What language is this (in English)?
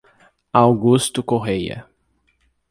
Portuguese